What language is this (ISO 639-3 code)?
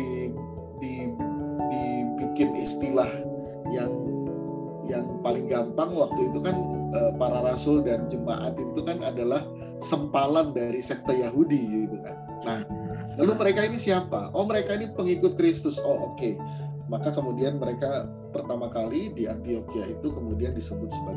ind